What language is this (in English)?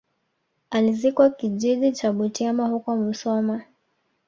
Swahili